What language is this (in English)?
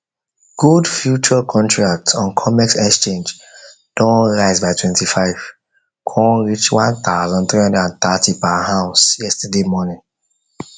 Nigerian Pidgin